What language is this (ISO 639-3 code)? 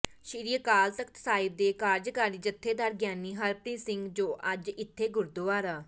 pan